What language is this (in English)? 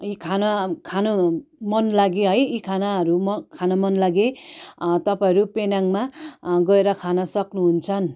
Nepali